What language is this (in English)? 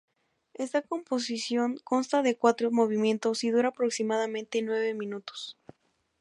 Spanish